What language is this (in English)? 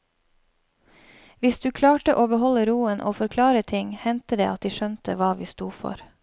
Norwegian